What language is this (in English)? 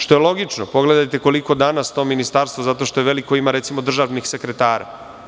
Serbian